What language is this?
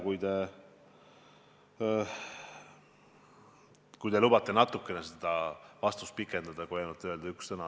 Estonian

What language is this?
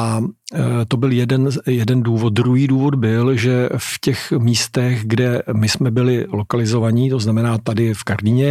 Czech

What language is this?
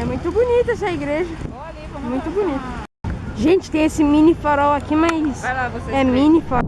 Portuguese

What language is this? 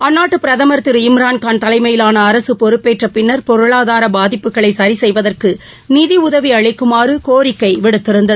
Tamil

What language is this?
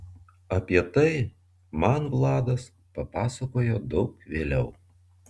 Lithuanian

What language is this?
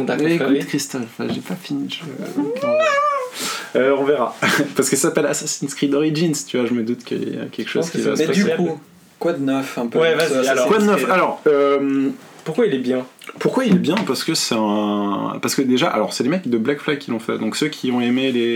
French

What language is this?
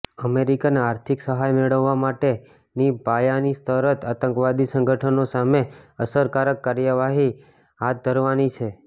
Gujarati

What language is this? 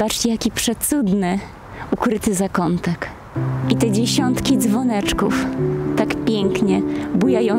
Polish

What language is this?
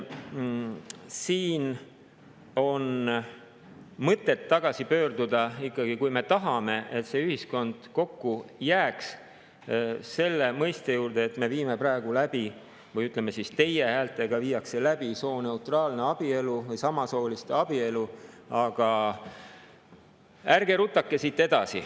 Estonian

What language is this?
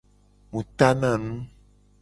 Gen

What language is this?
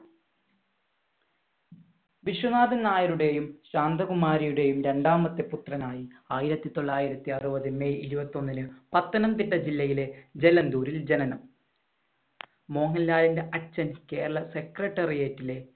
Malayalam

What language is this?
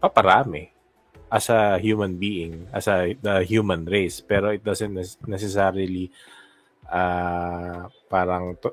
Filipino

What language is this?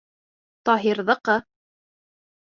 Bashkir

